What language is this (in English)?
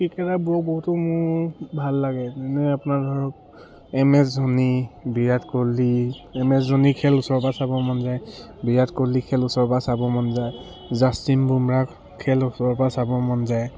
Assamese